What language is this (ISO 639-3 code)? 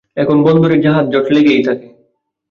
ben